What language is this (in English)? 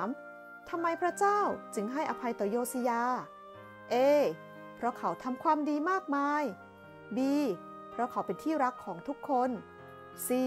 Thai